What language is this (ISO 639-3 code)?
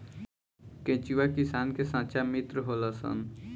bho